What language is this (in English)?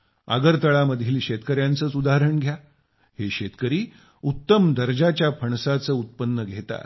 Marathi